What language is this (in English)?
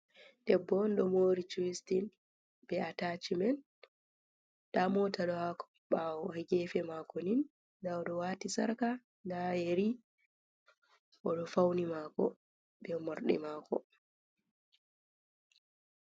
Fula